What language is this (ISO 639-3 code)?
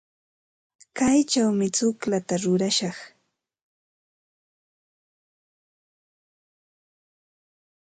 qva